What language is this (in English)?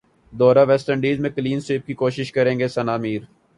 Urdu